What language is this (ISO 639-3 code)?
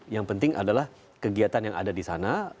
ind